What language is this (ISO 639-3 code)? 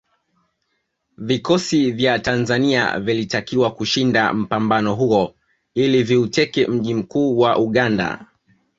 swa